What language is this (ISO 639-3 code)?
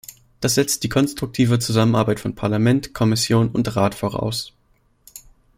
deu